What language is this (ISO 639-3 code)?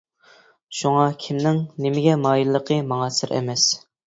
uig